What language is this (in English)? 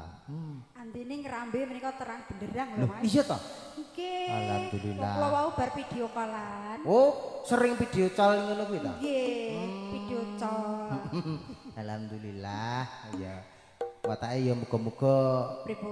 Indonesian